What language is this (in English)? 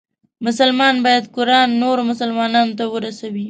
Pashto